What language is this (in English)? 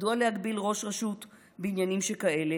Hebrew